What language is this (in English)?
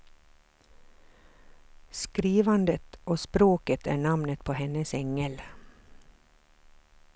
Swedish